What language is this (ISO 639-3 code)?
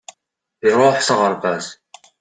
kab